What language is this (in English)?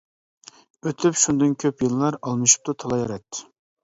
Uyghur